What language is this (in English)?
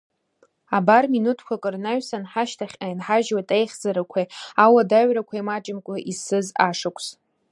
Abkhazian